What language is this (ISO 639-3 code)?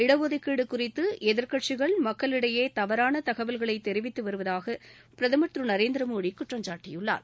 tam